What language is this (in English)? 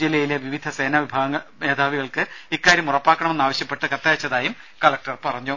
Malayalam